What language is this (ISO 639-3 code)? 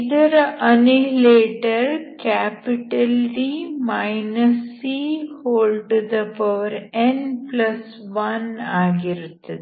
kan